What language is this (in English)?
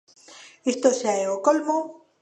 Galician